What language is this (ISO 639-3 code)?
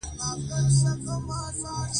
pus